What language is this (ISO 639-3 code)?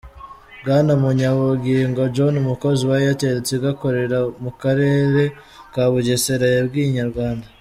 kin